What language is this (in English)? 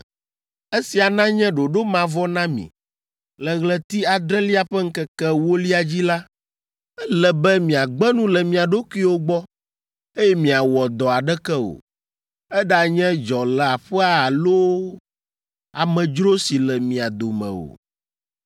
Ewe